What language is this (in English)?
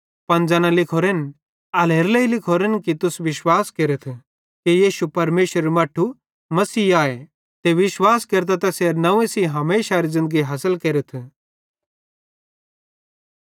Bhadrawahi